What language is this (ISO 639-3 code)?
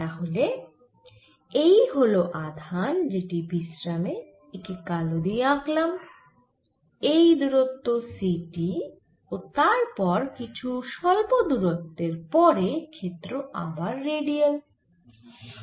ben